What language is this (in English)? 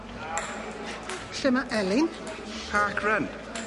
Welsh